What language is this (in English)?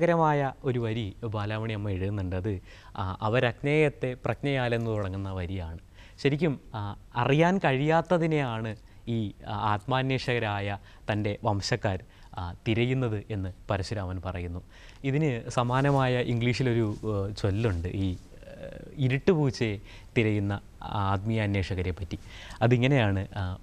Malayalam